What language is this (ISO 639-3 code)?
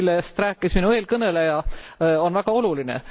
est